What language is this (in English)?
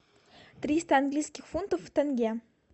Russian